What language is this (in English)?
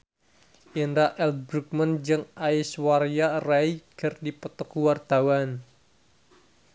Sundanese